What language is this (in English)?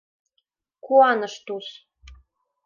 Mari